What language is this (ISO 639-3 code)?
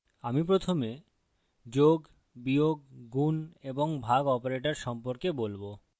ben